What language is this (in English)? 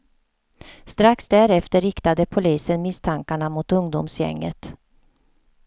Swedish